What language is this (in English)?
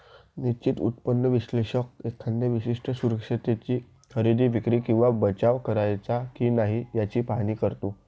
Marathi